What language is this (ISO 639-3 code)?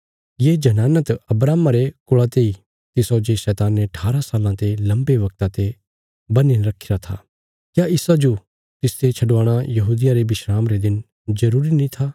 kfs